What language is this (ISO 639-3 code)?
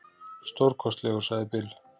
isl